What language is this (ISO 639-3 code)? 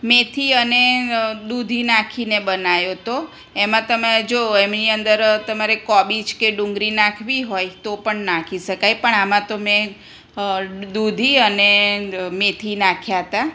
guj